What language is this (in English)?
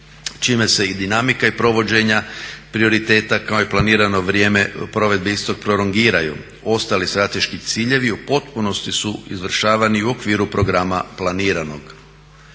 Croatian